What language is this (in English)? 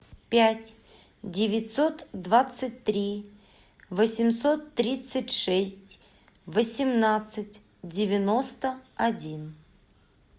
Russian